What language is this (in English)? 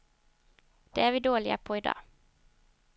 Swedish